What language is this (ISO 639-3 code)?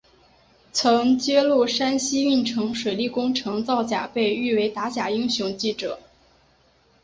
zho